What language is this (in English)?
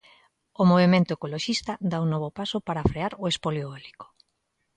Galician